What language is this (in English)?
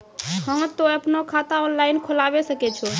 Maithili